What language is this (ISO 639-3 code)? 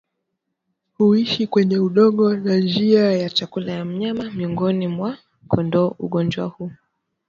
swa